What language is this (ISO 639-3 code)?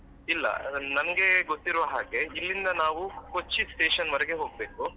kan